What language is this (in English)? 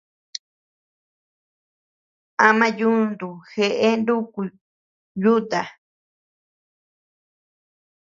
Tepeuxila Cuicatec